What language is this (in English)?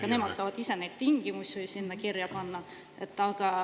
Estonian